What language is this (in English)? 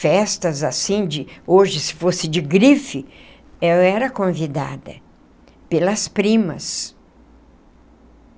Portuguese